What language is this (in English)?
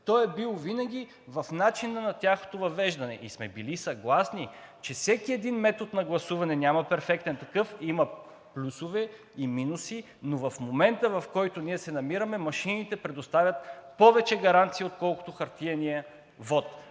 Bulgarian